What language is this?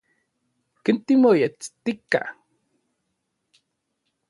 Orizaba Nahuatl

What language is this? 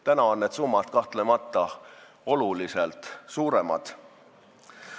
Estonian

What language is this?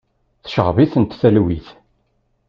Kabyle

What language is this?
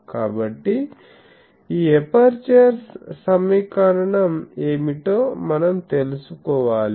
Telugu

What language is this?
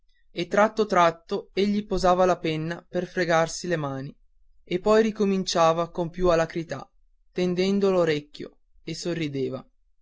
Italian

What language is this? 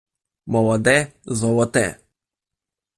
Ukrainian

